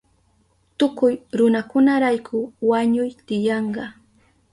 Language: Southern Pastaza Quechua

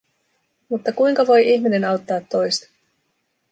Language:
Finnish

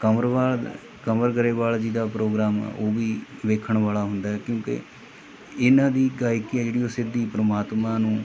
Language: Punjabi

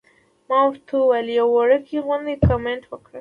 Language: Pashto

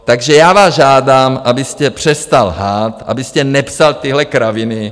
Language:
Czech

